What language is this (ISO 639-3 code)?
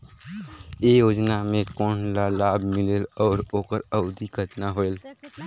hne